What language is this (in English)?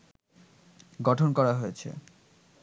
Bangla